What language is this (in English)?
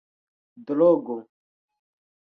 Esperanto